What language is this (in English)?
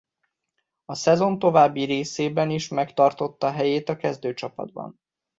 Hungarian